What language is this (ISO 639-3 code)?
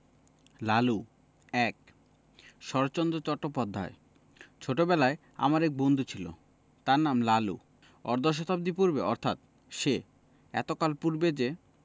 ben